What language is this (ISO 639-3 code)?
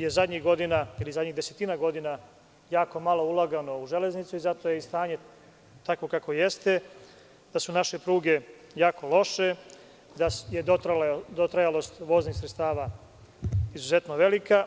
srp